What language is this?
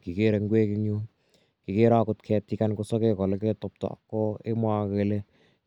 Kalenjin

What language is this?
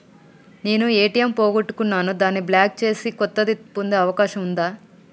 Telugu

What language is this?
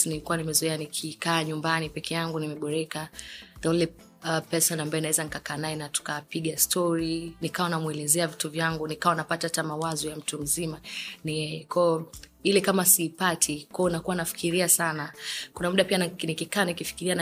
Swahili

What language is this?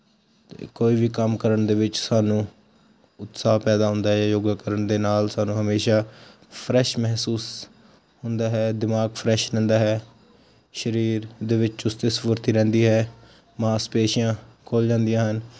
Punjabi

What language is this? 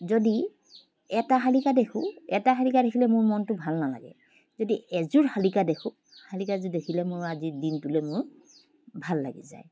Assamese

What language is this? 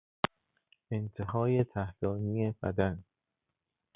Persian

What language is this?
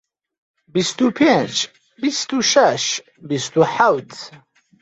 Central Kurdish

